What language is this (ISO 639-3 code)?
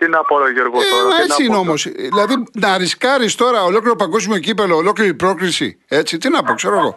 ell